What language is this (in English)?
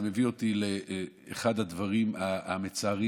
Hebrew